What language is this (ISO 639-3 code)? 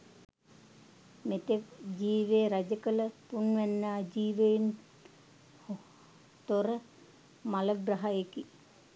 sin